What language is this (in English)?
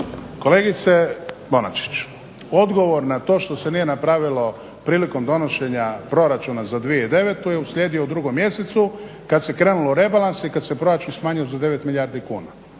Croatian